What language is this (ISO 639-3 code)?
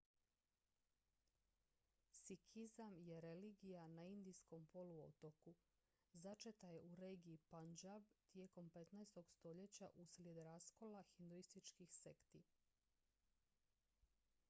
hrv